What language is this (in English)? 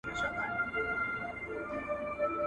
Pashto